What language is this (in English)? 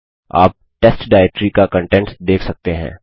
Hindi